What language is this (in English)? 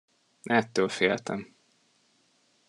Hungarian